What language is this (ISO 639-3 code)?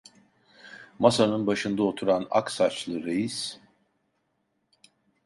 tur